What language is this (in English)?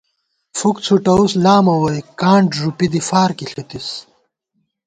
Gawar-Bati